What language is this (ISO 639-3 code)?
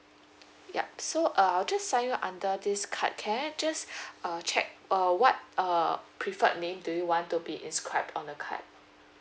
eng